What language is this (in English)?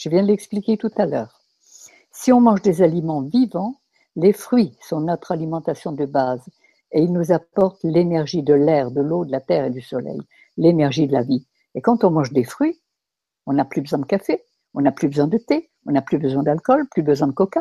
French